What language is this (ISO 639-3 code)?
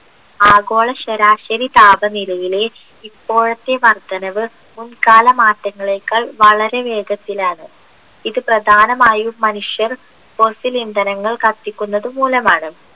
mal